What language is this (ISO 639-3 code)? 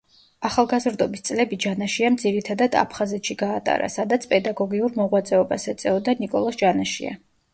kat